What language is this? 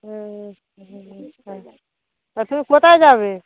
Bangla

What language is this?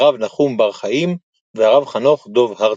Hebrew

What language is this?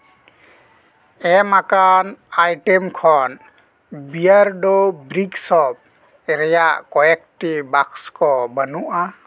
Santali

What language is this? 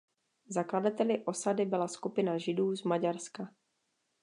Czech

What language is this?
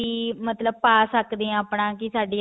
Punjabi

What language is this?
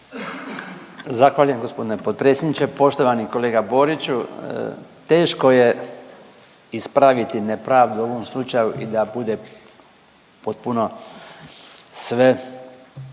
Croatian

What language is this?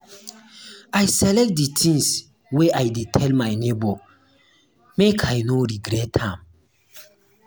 Nigerian Pidgin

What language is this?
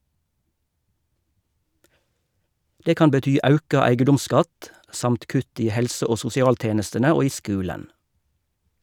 Norwegian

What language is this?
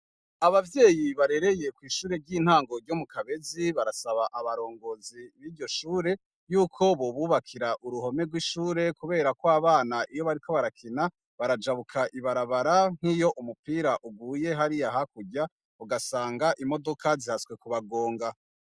Rundi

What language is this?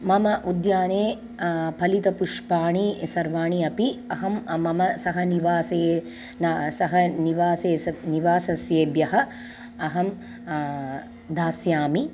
Sanskrit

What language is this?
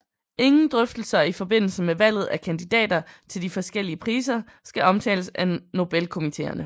Danish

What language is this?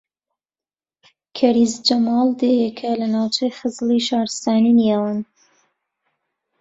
Central Kurdish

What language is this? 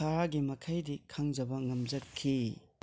Manipuri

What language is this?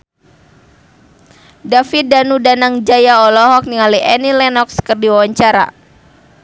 Sundanese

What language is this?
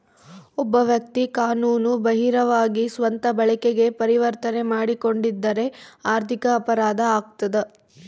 Kannada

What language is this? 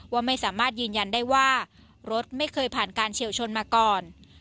Thai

